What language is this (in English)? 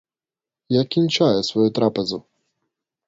Ukrainian